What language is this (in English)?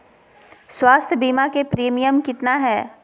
Magahi